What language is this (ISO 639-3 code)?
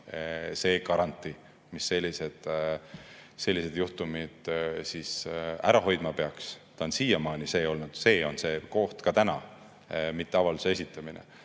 est